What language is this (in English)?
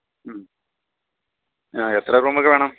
Malayalam